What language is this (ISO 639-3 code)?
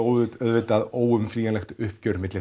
isl